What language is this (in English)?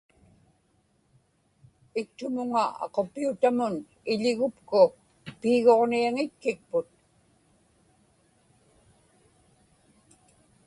Inupiaq